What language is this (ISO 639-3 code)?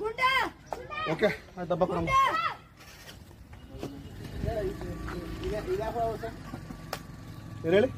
kan